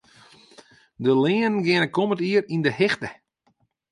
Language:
Western Frisian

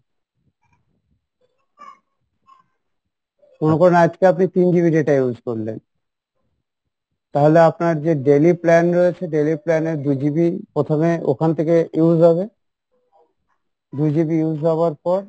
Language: Bangla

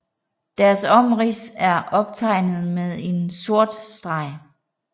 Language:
Danish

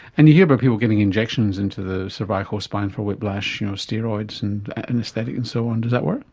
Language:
English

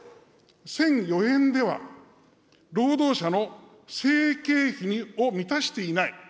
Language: Japanese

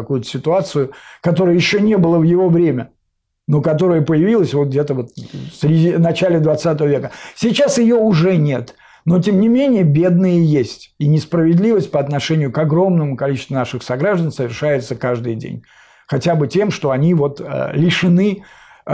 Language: Russian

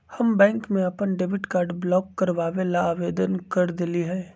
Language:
Magahi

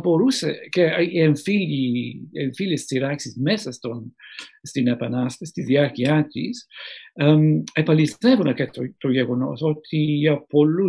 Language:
Greek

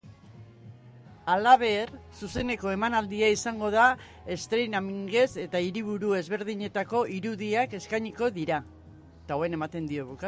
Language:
Basque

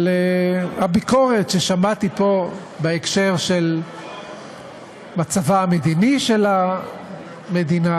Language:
Hebrew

